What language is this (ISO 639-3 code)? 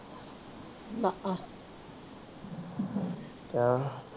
pan